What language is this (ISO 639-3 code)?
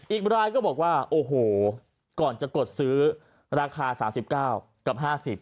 tha